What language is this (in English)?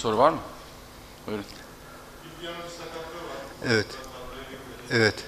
Turkish